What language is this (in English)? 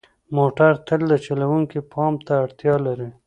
Pashto